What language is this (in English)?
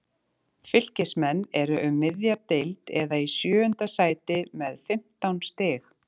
Icelandic